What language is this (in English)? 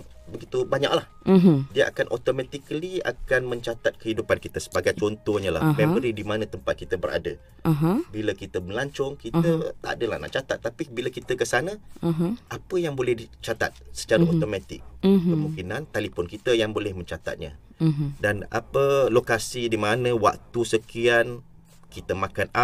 Malay